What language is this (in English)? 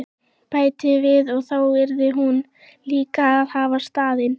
Icelandic